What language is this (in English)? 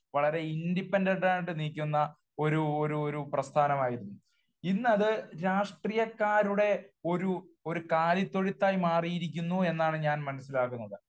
Malayalam